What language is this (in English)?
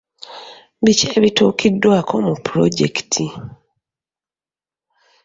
Ganda